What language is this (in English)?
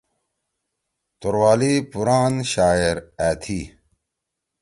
Torwali